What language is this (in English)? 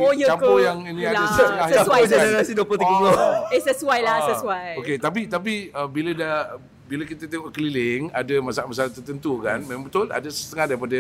Malay